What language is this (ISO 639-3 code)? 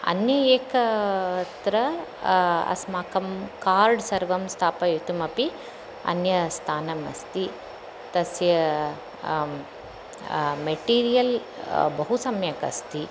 san